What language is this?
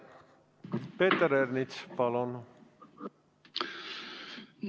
Estonian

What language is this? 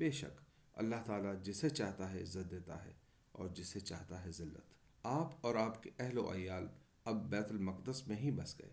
Urdu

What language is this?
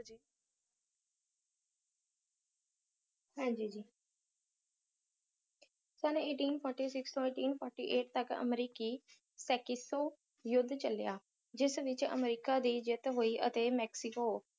Punjabi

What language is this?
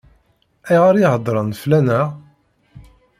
Kabyle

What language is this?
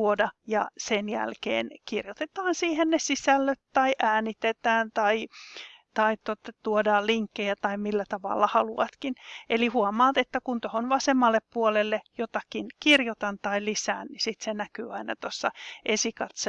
Finnish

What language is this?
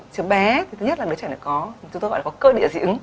Vietnamese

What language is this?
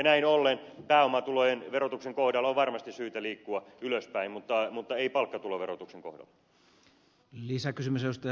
Finnish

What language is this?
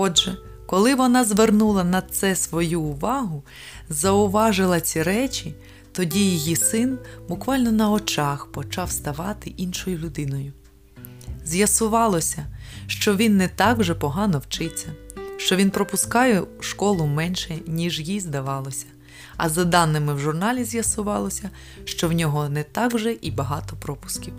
Ukrainian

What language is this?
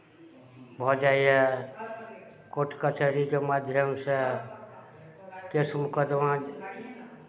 Maithili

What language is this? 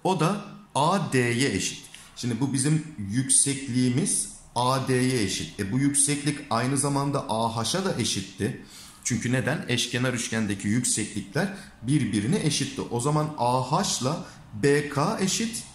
Turkish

